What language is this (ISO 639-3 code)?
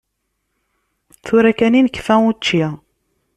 kab